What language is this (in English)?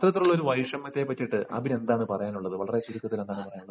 Malayalam